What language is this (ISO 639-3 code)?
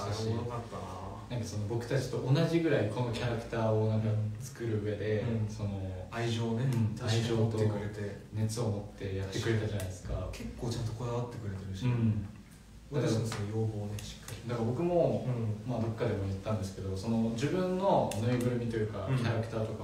jpn